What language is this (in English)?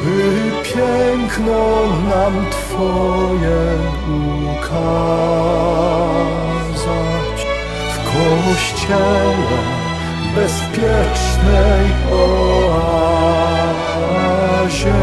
Polish